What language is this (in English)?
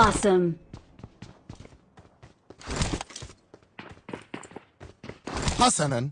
English